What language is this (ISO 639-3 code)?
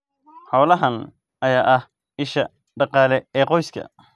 som